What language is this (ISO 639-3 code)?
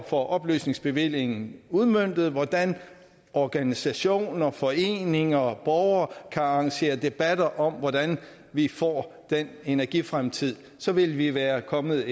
dan